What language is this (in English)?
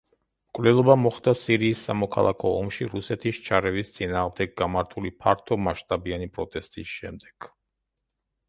Georgian